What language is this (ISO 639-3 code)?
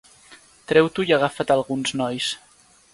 cat